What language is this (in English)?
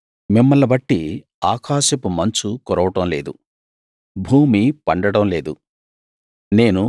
Telugu